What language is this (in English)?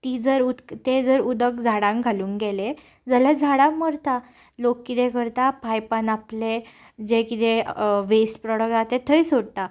Konkani